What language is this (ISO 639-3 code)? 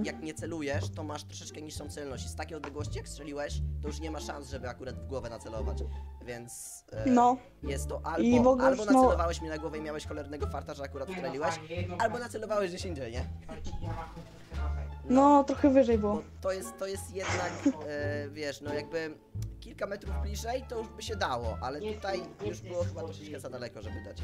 pol